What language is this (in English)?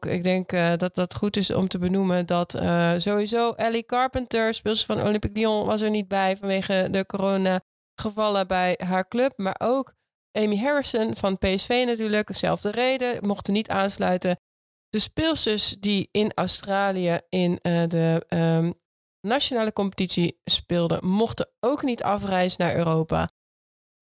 Dutch